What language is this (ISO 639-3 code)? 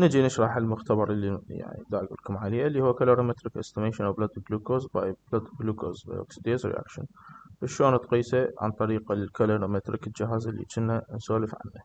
ara